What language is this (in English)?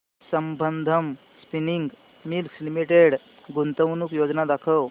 Marathi